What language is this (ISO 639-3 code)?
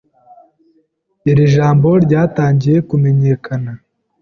kin